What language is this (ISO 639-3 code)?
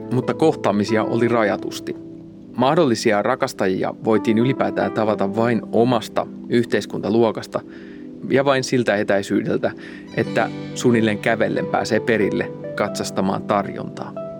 fin